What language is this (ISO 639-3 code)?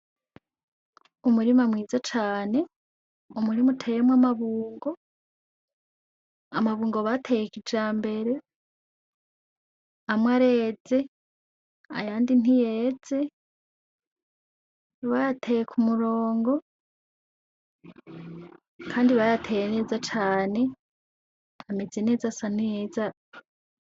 run